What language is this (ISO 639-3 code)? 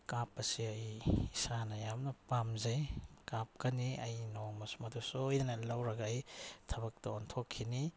mni